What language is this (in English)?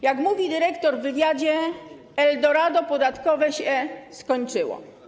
Polish